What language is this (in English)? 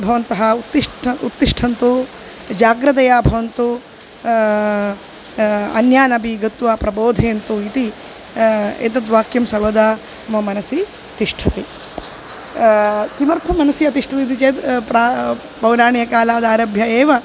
Sanskrit